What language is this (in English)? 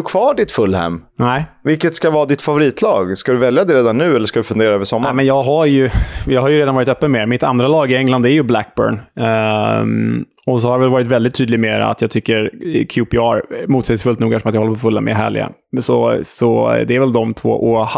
Swedish